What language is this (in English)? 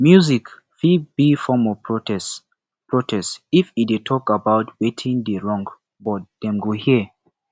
Nigerian Pidgin